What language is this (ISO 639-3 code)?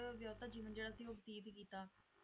pan